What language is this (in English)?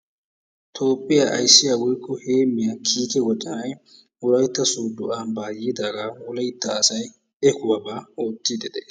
Wolaytta